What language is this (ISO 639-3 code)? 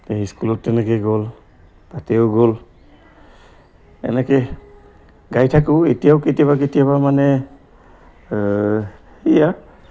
asm